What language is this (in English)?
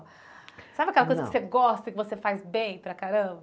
Portuguese